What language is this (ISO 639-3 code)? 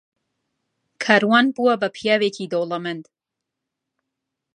ckb